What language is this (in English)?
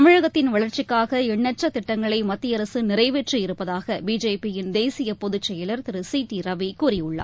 Tamil